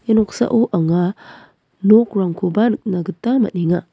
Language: Garo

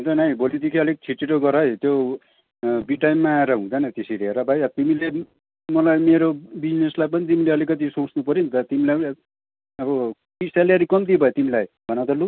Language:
Nepali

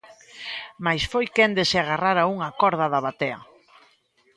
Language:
Galician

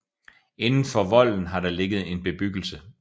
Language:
Danish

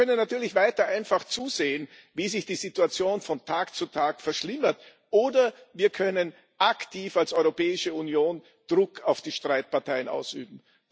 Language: German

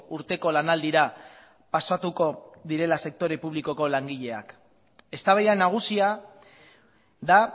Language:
Basque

